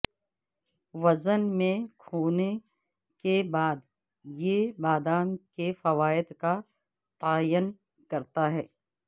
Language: Urdu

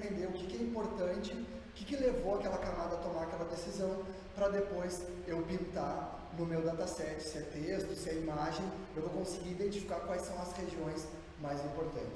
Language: Portuguese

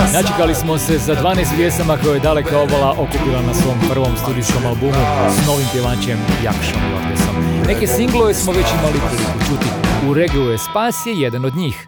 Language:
Croatian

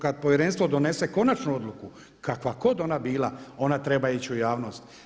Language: Croatian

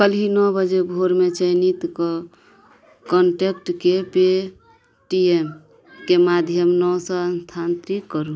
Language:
Maithili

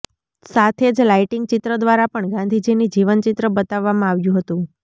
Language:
Gujarati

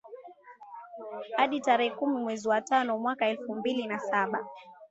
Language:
Swahili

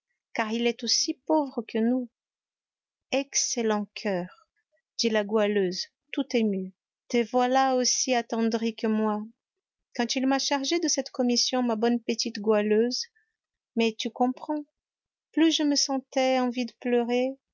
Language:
French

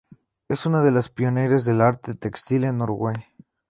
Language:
Spanish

